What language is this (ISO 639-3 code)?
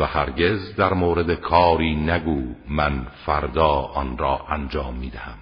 fas